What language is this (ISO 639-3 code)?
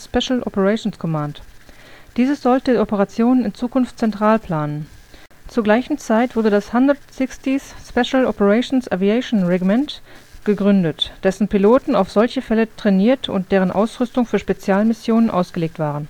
deu